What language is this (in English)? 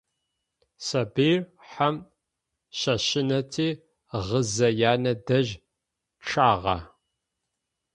Adyghe